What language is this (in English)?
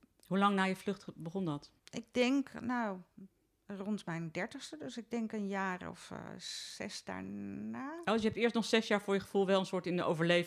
Dutch